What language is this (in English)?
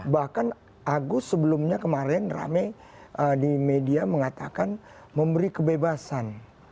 Indonesian